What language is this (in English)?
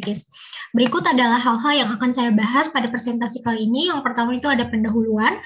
Indonesian